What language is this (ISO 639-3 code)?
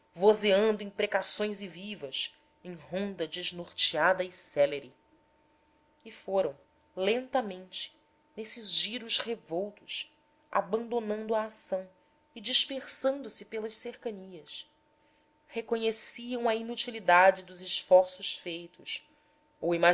por